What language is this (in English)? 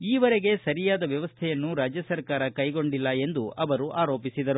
Kannada